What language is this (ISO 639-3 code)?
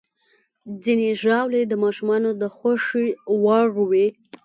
pus